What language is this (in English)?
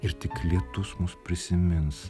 Lithuanian